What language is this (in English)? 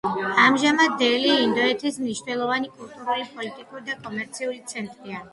Georgian